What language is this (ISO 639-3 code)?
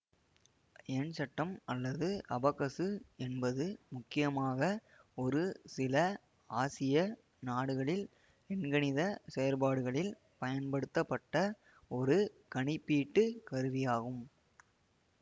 tam